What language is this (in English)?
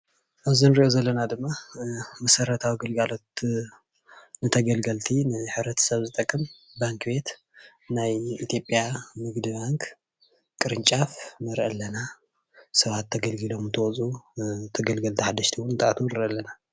Tigrinya